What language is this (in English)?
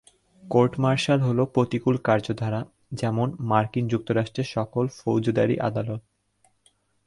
Bangla